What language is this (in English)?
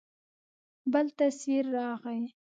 Pashto